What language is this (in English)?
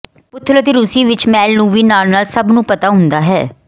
Punjabi